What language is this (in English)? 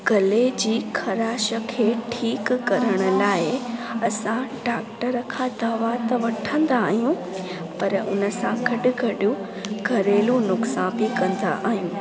Sindhi